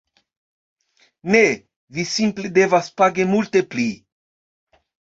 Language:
Esperanto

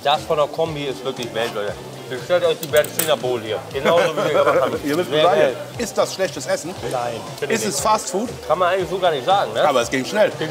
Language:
German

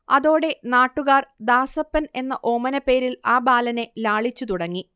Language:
Malayalam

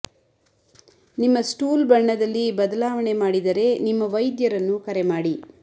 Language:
Kannada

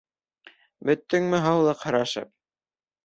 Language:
Bashkir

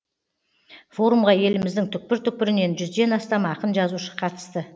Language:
Kazakh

